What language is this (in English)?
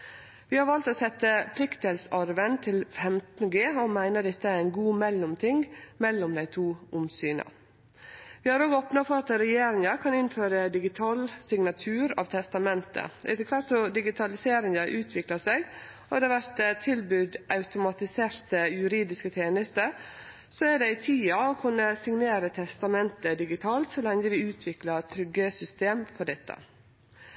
Norwegian Nynorsk